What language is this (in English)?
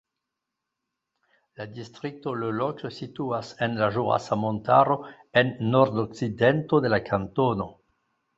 Esperanto